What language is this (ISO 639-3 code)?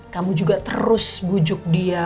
ind